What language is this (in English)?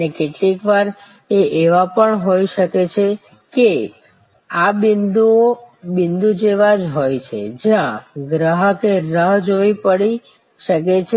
Gujarati